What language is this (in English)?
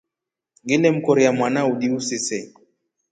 Rombo